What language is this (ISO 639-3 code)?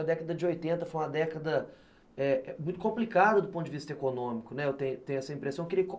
por